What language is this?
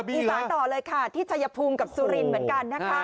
Thai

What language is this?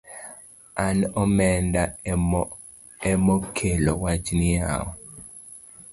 Luo (Kenya and Tanzania)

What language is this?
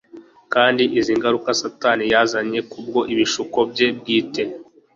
Kinyarwanda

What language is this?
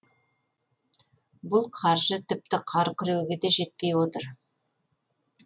Kazakh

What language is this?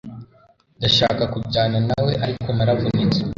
Kinyarwanda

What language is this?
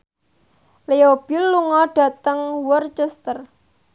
Javanese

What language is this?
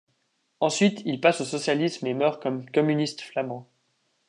French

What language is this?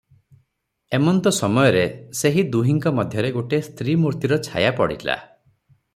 Odia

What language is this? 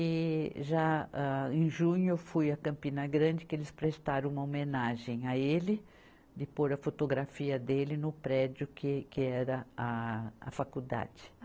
Portuguese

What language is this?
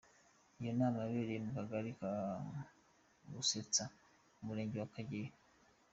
Kinyarwanda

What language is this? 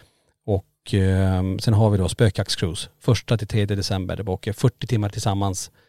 Swedish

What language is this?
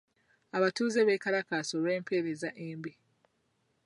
Ganda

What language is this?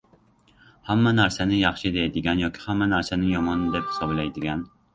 Uzbek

